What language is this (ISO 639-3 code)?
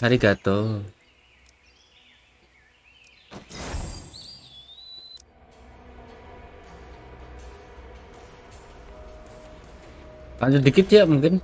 ind